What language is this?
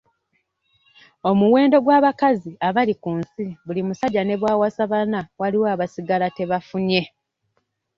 Ganda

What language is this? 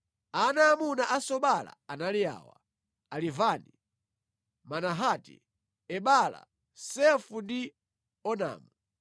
Nyanja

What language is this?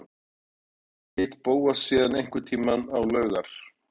Icelandic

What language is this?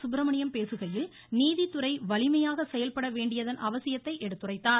Tamil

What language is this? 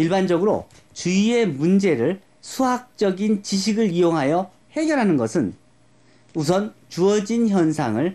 Korean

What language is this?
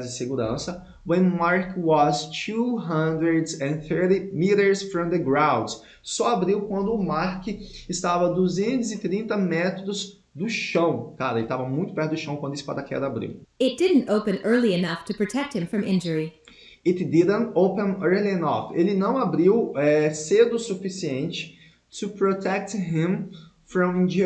Portuguese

